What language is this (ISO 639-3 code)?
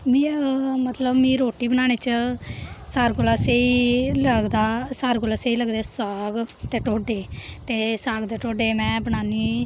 doi